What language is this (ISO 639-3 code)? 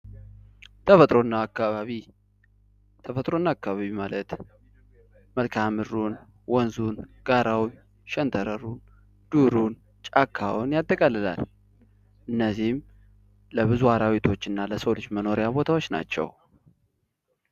amh